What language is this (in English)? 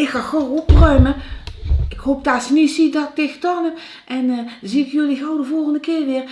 Dutch